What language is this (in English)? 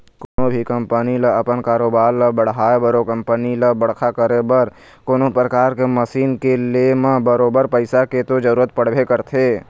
Chhattisgarhi